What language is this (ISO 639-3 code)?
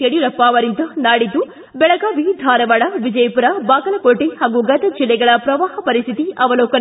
kan